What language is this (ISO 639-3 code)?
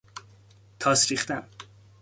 fas